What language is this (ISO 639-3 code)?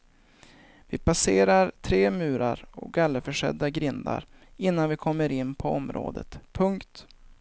swe